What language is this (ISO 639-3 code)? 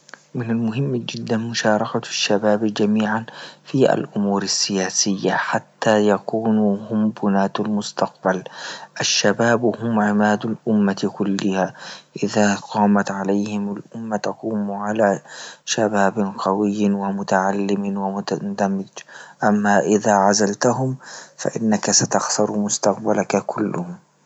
ayl